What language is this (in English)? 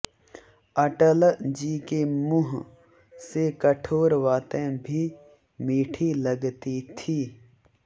Hindi